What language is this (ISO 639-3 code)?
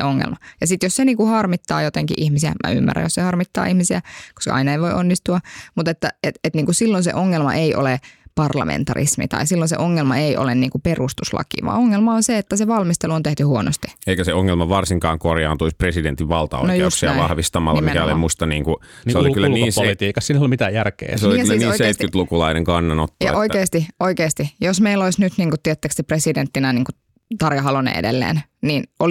fin